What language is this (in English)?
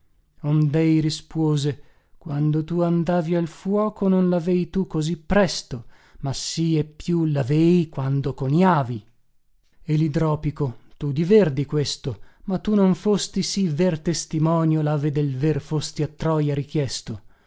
Italian